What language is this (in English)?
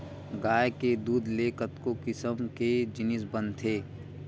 Chhattisgarhi